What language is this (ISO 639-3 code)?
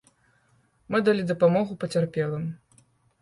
bel